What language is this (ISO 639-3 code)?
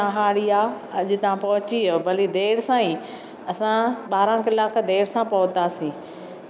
snd